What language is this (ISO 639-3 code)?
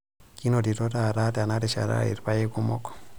mas